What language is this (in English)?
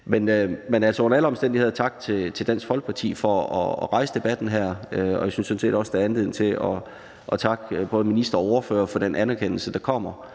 Danish